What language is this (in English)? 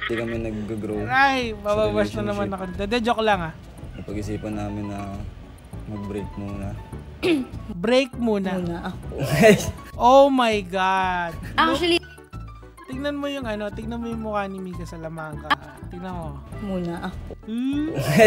Filipino